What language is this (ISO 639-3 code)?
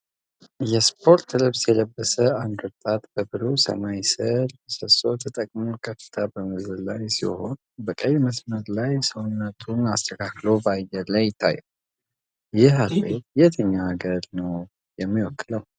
amh